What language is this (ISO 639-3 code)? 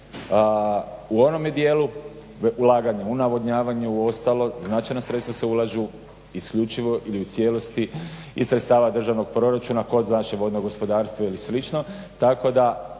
hrv